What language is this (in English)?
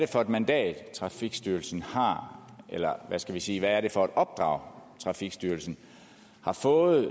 Danish